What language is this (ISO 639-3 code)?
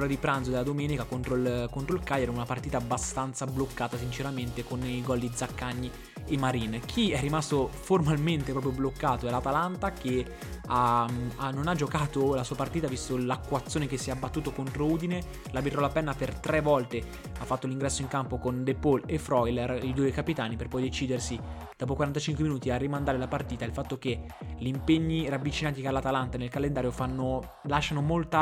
ita